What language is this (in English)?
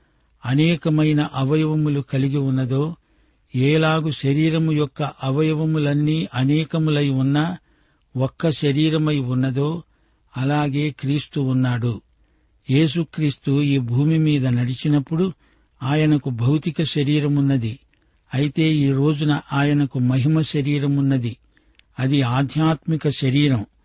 Telugu